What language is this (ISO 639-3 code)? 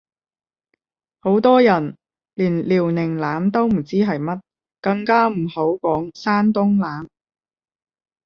yue